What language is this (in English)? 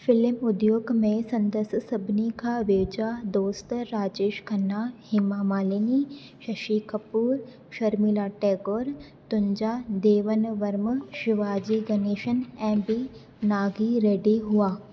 Sindhi